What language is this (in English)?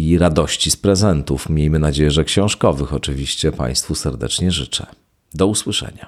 Polish